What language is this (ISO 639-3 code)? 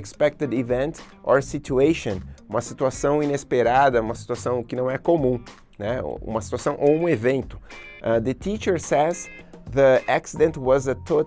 por